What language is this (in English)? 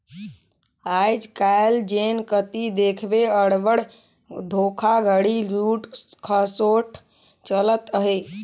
Chhattisgarhi